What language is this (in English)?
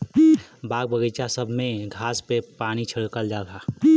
Bhojpuri